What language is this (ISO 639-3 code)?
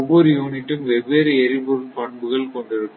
tam